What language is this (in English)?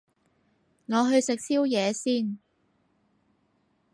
Cantonese